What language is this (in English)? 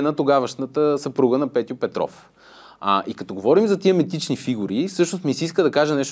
Bulgarian